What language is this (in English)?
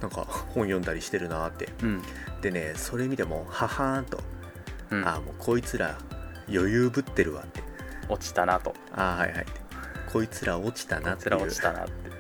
Japanese